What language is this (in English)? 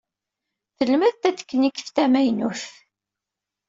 Kabyle